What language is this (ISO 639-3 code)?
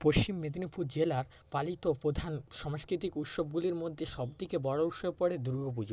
ben